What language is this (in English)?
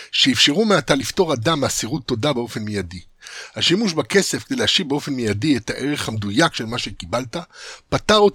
Hebrew